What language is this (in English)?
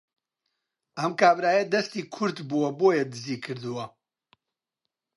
Central Kurdish